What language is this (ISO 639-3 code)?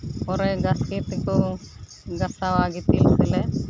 sat